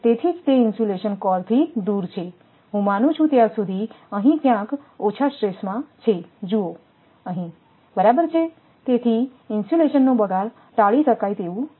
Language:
Gujarati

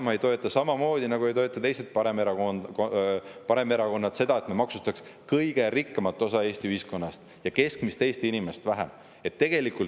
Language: Estonian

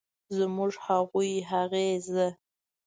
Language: Pashto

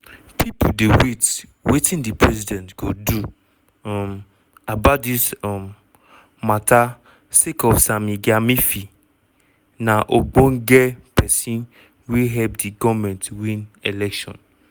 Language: Nigerian Pidgin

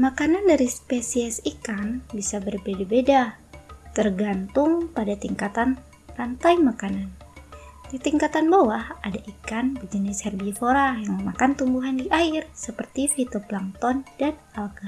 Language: Indonesian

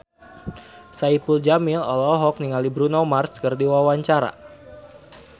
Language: Sundanese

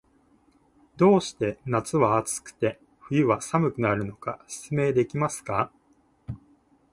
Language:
Japanese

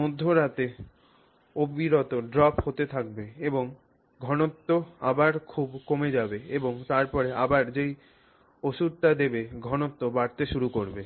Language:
Bangla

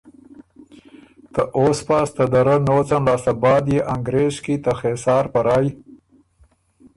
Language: Ormuri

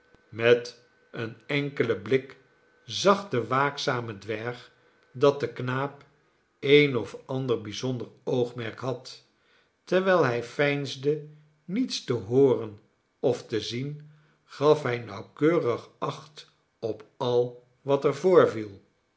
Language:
Dutch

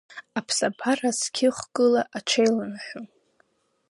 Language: Abkhazian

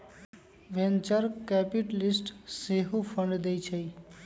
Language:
Magahi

